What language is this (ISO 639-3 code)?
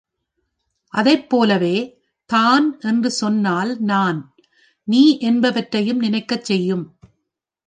tam